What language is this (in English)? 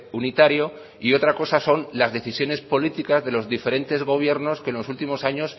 Spanish